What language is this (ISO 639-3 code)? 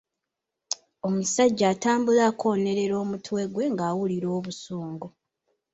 lug